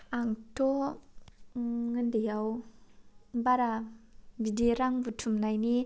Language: Bodo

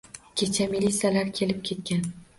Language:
Uzbek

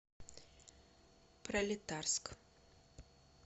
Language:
Russian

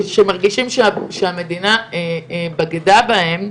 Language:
Hebrew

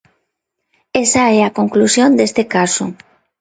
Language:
Galician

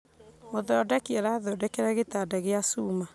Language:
Kikuyu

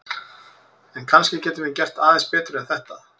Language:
Icelandic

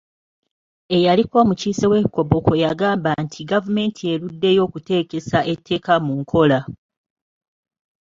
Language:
Ganda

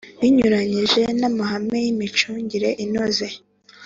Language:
Kinyarwanda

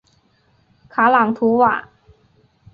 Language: Chinese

